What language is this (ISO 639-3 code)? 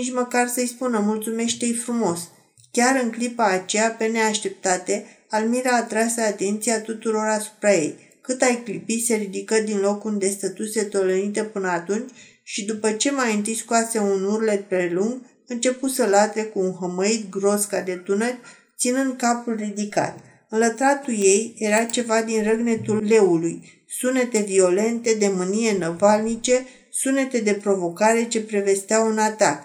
ron